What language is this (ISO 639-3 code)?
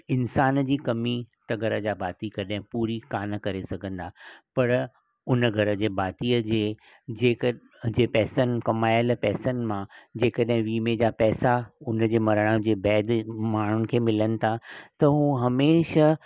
snd